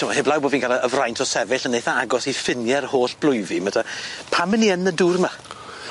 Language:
Welsh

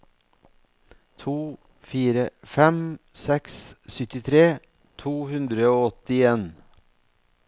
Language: Norwegian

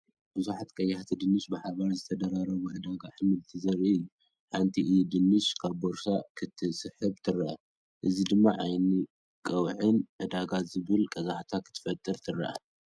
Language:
Tigrinya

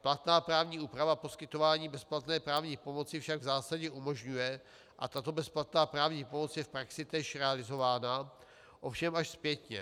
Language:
Czech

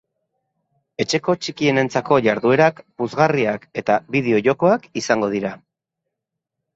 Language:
Basque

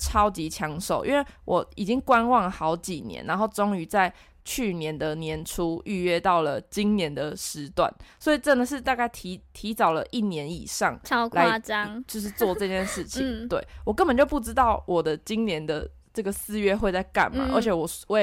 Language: Chinese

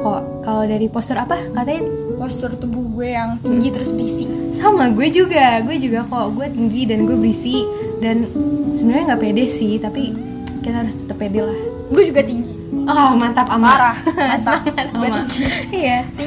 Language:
Indonesian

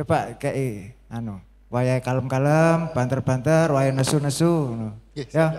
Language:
Indonesian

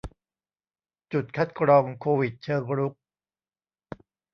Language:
Thai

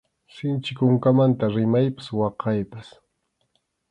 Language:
Arequipa-La Unión Quechua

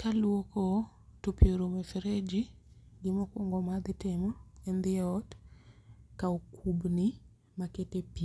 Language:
Luo (Kenya and Tanzania)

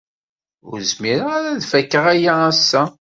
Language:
Kabyle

